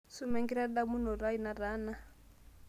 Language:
Masai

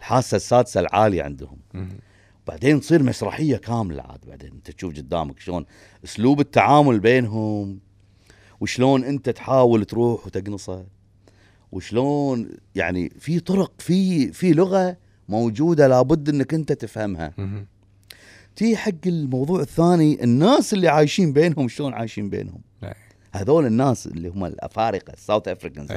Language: Arabic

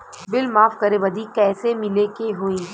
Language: Bhojpuri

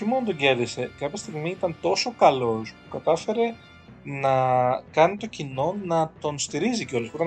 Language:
Greek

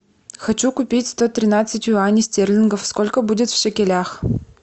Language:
Russian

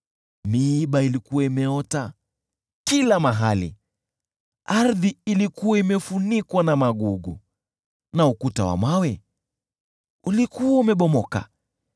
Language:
Swahili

